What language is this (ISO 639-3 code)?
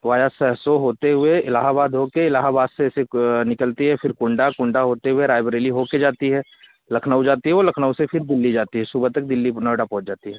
hin